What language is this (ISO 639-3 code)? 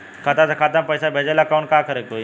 bho